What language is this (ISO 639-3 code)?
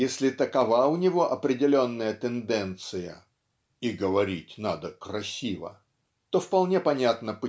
rus